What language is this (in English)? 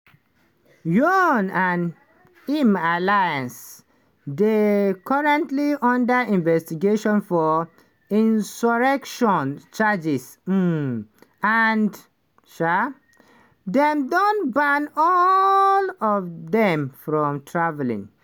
Nigerian Pidgin